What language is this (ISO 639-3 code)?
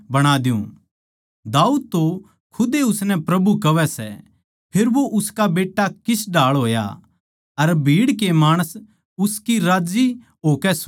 bgc